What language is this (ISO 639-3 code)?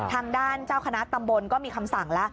tha